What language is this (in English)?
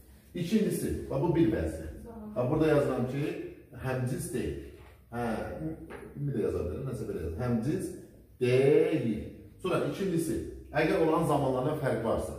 Turkish